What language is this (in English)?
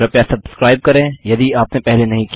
Hindi